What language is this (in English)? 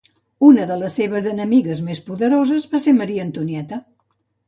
Catalan